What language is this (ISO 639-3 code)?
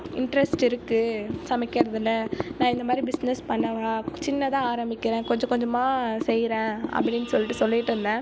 tam